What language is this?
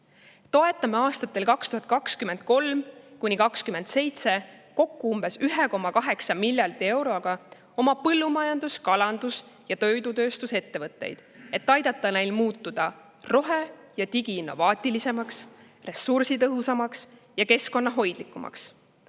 Estonian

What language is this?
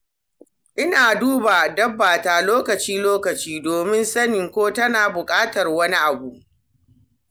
Hausa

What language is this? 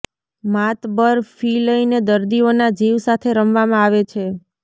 Gujarati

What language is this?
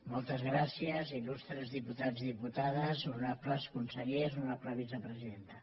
Catalan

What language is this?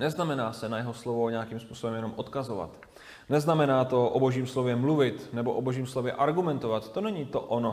Czech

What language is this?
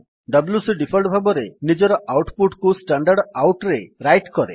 Odia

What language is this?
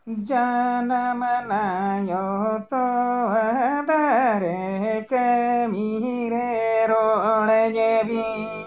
Santali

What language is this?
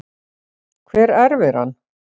Icelandic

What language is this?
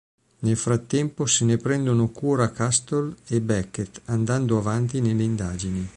Italian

